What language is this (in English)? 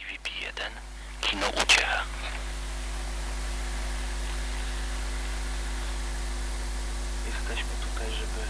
Polish